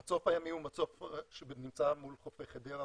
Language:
Hebrew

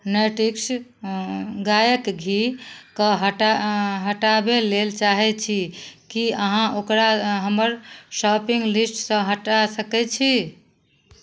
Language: Maithili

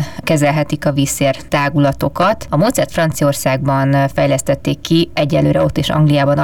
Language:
Hungarian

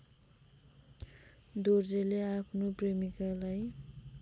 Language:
Nepali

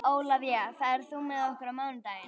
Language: Icelandic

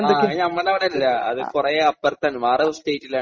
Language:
Malayalam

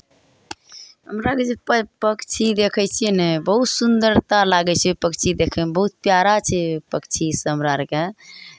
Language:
Maithili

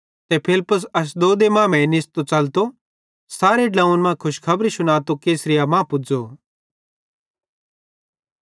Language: Bhadrawahi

